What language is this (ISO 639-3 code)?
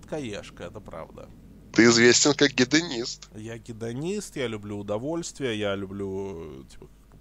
rus